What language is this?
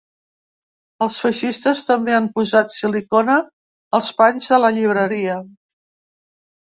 Catalan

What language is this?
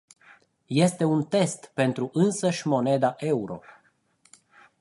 Romanian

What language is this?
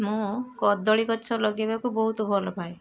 Odia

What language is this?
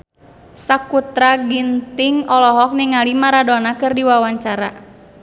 Sundanese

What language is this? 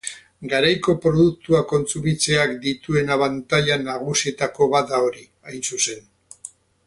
Basque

